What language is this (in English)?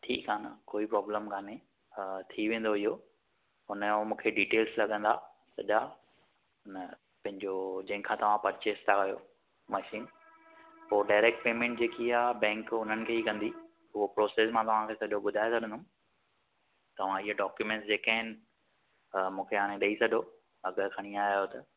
Sindhi